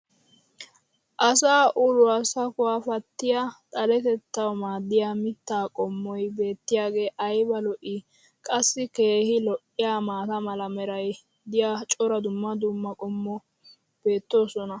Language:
Wolaytta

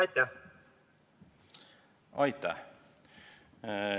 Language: Estonian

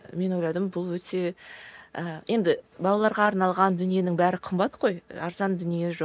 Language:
Kazakh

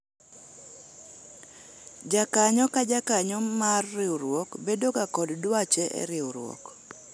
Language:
Luo (Kenya and Tanzania)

